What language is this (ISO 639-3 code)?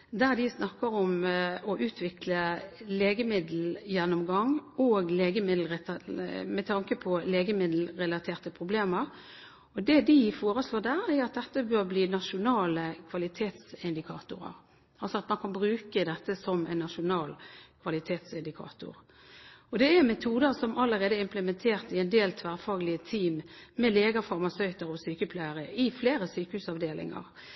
nob